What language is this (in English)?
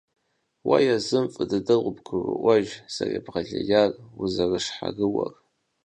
Kabardian